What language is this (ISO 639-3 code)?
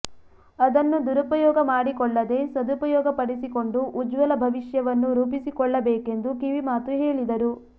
kan